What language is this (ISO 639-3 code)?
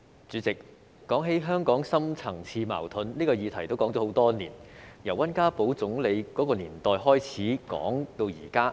yue